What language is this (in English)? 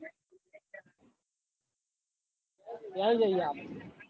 Gujarati